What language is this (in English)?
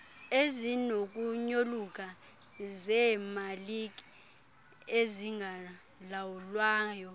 Xhosa